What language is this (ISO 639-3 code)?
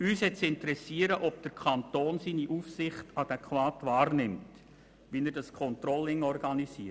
gsw